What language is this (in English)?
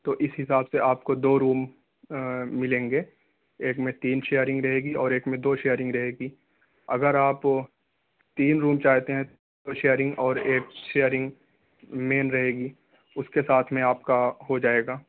Urdu